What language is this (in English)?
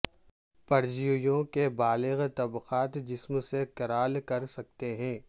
Urdu